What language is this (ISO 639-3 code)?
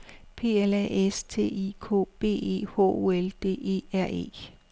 dan